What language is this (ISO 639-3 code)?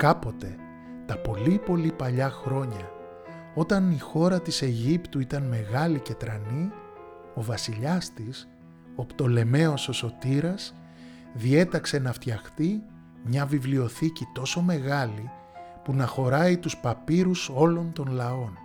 ell